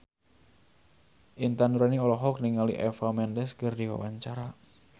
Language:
Sundanese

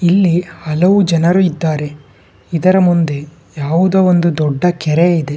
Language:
Kannada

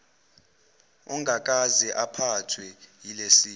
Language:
Zulu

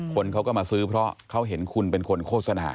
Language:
Thai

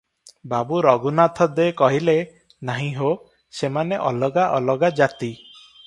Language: Odia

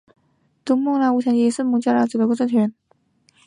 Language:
Chinese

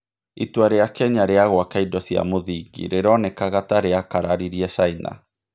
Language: Kikuyu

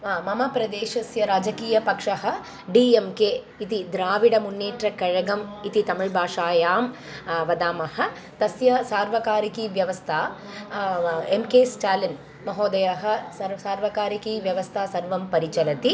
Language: Sanskrit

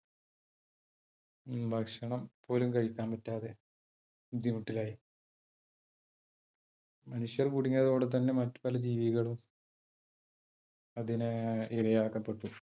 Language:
Malayalam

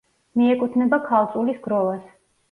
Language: Georgian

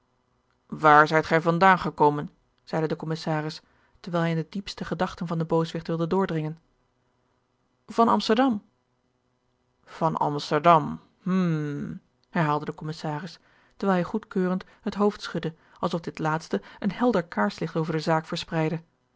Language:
Dutch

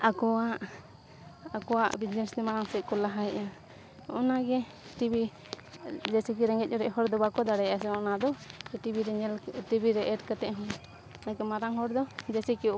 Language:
Santali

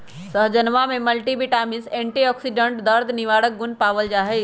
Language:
Magahi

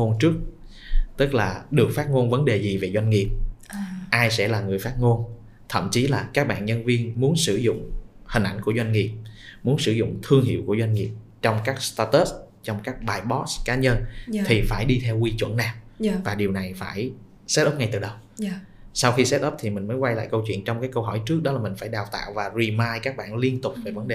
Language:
Vietnamese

